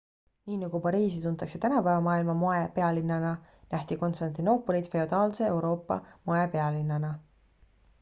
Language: Estonian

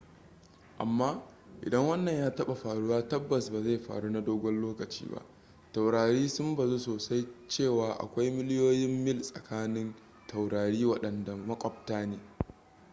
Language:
Hausa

